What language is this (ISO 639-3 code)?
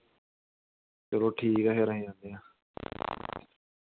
doi